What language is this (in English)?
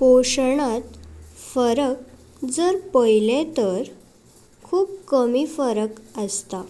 Konkani